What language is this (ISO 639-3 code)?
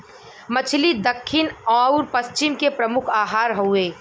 bho